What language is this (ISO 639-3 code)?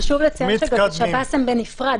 heb